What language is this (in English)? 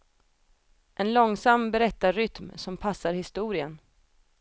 Swedish